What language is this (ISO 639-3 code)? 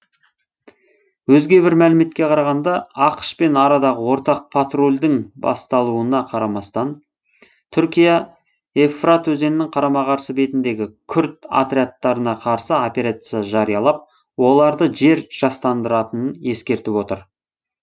kaz